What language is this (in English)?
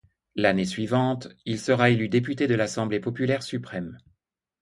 French